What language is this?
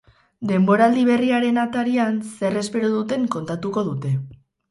Basque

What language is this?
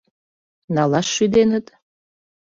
Mari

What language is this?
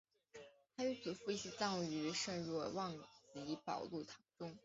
Chinese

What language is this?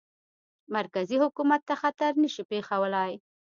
Pashto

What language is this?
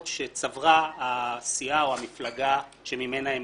Hebrew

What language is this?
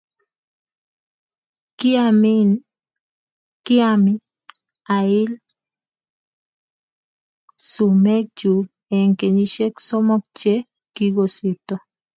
Kalenjin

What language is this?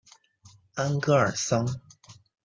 Chinese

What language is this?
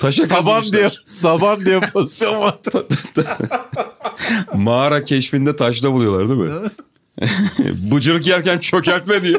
Turkish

